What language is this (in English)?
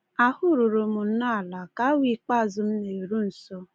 Igbo